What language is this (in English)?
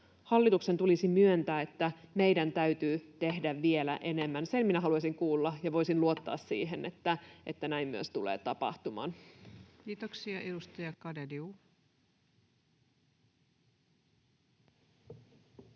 Finnish